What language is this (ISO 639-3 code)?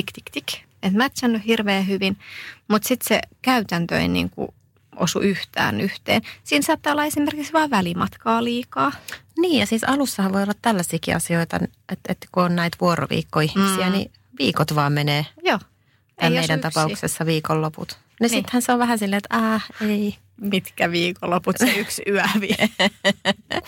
fin